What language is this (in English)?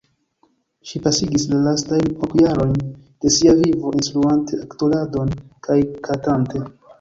Esperanto